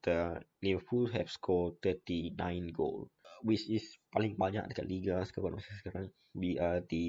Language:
Malay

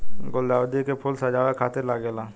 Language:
Bhojpuri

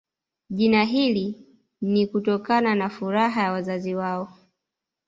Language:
Swahili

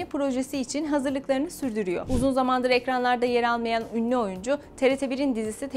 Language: Turkish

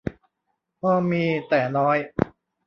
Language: Thai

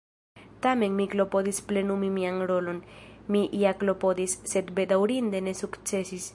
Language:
Esperanto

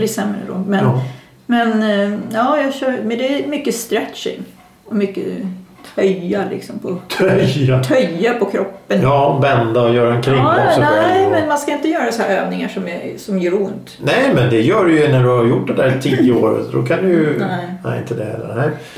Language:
Swedish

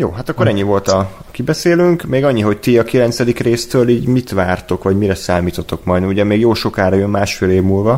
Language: Hungarian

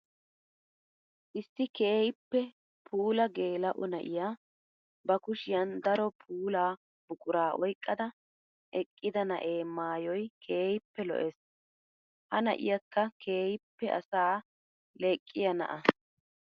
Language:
Wolaytta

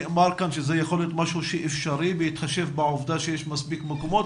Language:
Hebrew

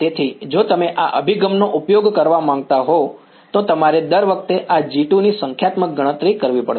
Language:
Gujarati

